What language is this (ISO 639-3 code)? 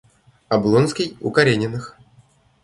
rus